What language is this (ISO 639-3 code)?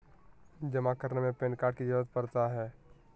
mag